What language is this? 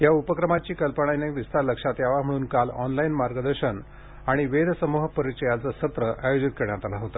Marathi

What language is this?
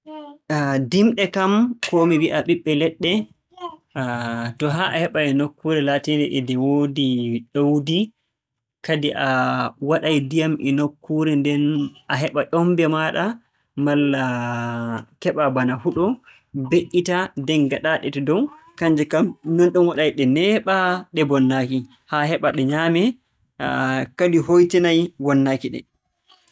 Borgu Fulfulde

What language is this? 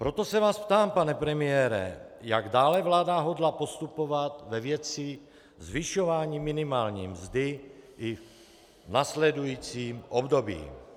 Czech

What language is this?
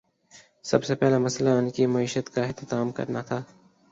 Urdu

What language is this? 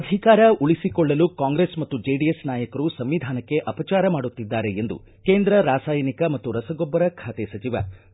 Kannada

